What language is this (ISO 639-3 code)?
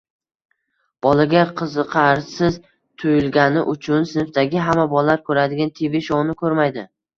uzb